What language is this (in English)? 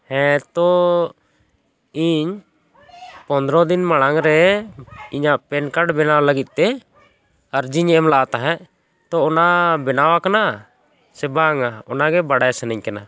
Santali